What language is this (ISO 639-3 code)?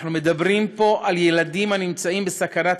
heb